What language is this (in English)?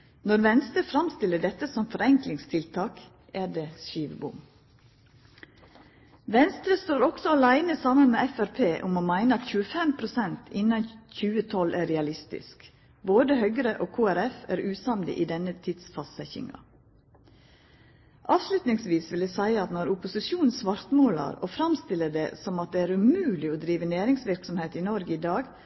Norwegian Nynorsk